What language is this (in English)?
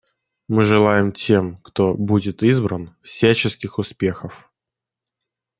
Russian